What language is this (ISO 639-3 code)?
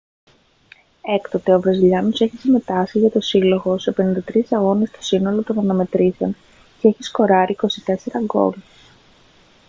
ell